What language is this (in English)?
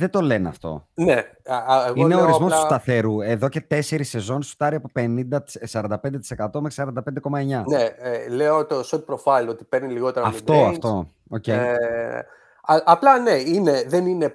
Greek